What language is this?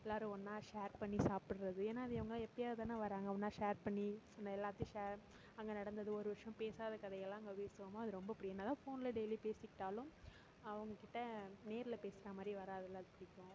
Tamil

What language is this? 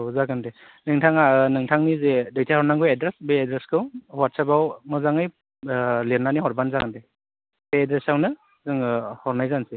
Bodo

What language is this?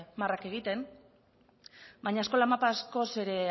Basque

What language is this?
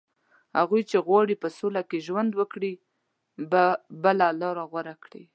Pashto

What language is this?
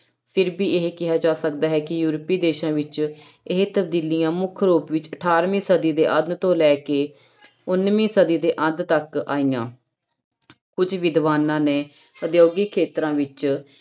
Punjabi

